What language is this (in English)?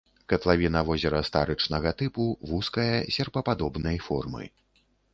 Belarusian